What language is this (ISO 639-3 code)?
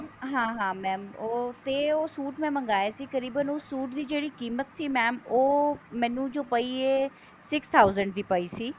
pan